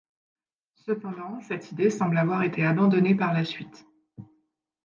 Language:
French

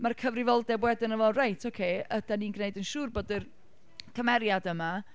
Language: Welsh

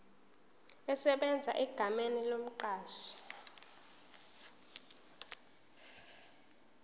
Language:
Zulu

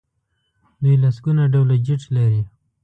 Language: Pashto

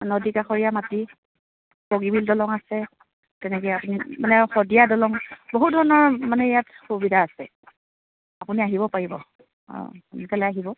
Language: Assamese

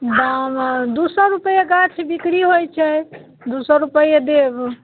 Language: Maithili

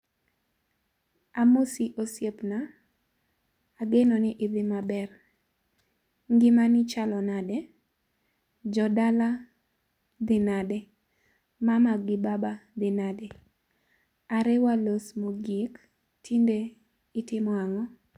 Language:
Luo (Kenya and Tanzania)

